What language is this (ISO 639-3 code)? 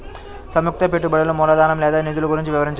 tel